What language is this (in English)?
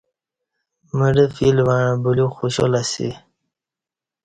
Kati